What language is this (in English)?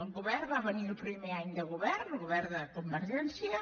Catalan